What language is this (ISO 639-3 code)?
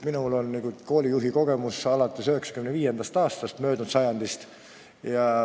est